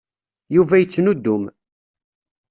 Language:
Kabyle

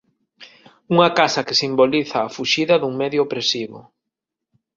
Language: Galician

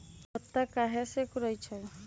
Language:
Magahi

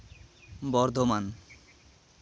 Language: Santali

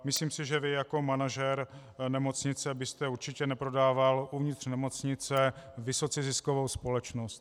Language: Czech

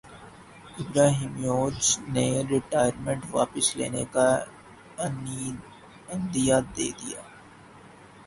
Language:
Urdu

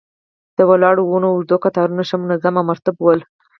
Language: Pashto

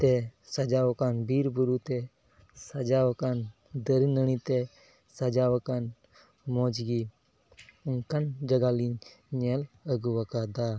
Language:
Santali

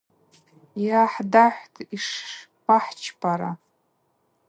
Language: Abaza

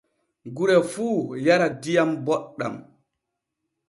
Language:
Borgu Fulfulde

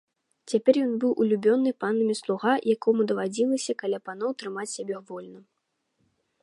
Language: Belarusian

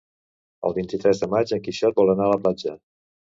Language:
Catalan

